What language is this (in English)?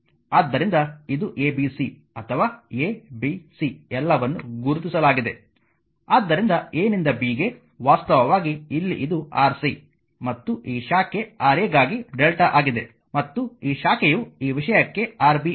Kannada